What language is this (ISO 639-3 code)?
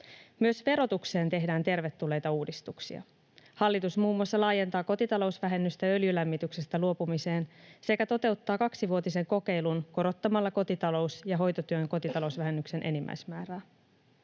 fin